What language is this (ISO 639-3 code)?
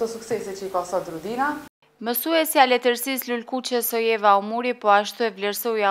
ron